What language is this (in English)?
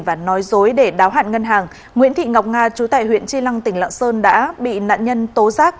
Vietnamese